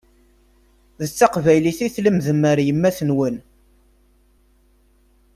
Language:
Kabyle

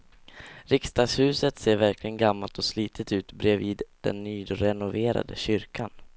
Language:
Swedish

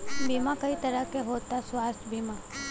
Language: Bhojpuri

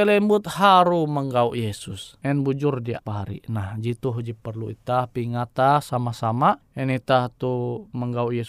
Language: Indonesian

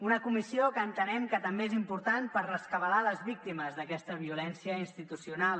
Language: Catalan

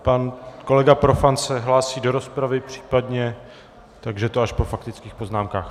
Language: Czech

